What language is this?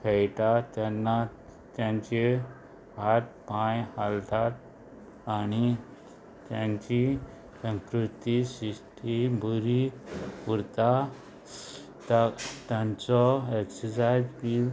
Konkani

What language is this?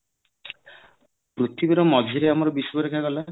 Odia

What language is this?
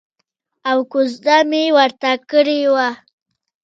Pashto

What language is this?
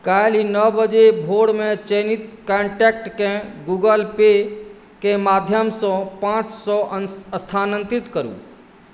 Maithili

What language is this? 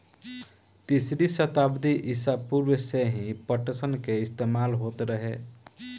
Bhojpuri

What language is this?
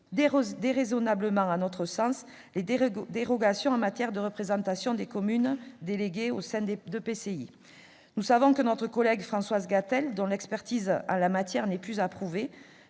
French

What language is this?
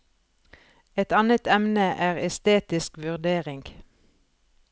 Norwegian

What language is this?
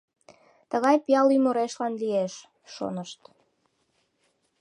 Mari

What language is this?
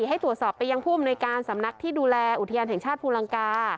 Thai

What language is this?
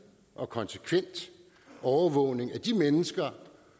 Danish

